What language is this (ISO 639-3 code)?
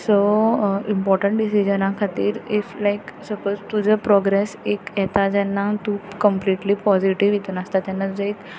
kok